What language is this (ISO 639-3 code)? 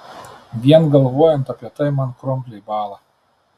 lit